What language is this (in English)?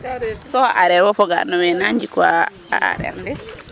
Serer